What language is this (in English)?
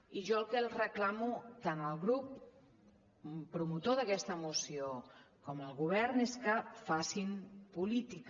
Catalan